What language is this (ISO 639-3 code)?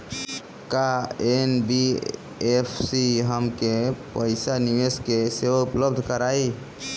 bho